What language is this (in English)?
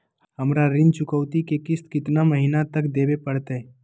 Magahi